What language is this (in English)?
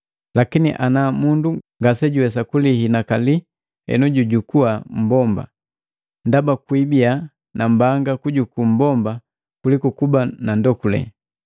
Matengo